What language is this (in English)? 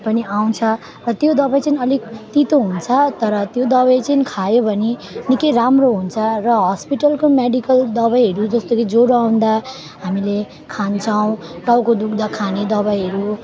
Nepali